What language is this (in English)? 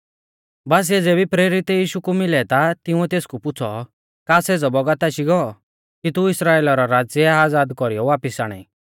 Mahasu Pahari